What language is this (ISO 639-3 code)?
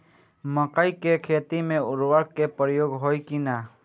bho